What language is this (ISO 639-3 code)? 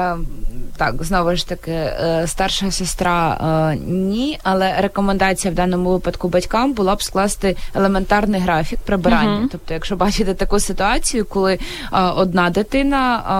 ukr